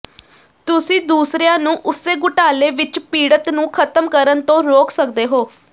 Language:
Punjabi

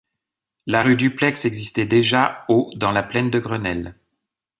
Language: French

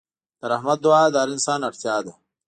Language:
Pashto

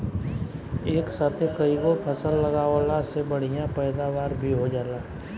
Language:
Bhojpuri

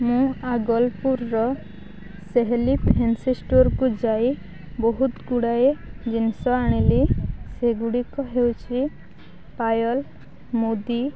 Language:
Odia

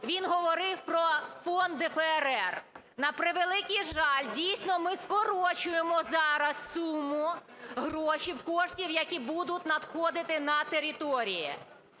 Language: Ukrainian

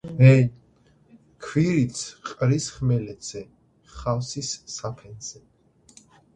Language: Georgian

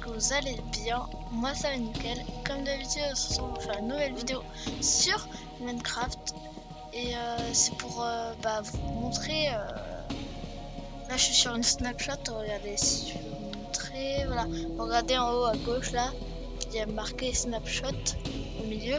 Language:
French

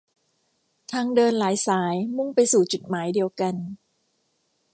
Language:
Thai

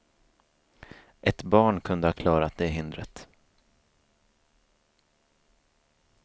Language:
Swedish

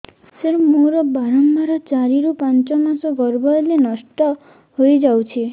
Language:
Odia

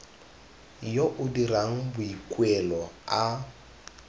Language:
Tswana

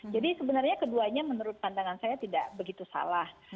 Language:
Indonesian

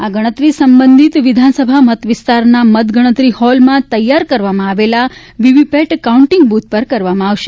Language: Gujarati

